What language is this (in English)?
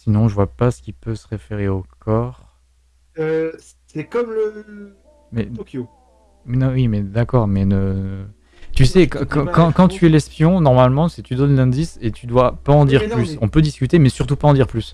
French